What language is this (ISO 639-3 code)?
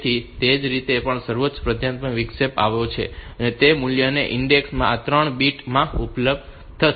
guj